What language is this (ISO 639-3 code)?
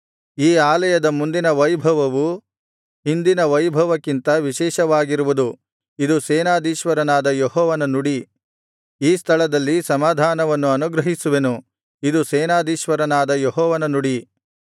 kan